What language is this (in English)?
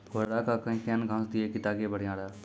Maithili